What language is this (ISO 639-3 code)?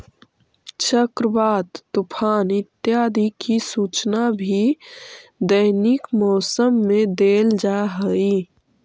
mag